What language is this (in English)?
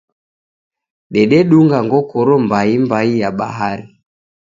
Taita